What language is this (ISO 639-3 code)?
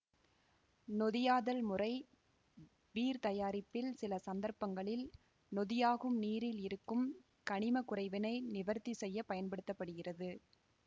tam